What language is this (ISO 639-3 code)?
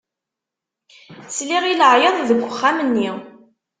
kab